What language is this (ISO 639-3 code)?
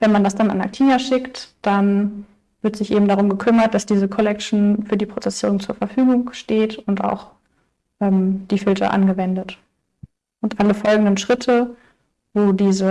deu